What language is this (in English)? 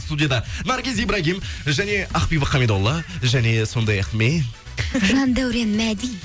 Kazakh